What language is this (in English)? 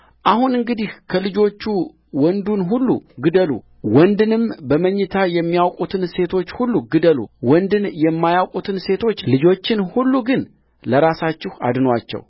Amharic